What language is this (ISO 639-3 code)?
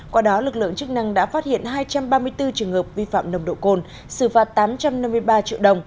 vie